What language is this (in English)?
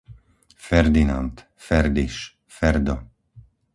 Slovak